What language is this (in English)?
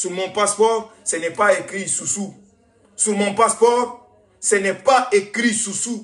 French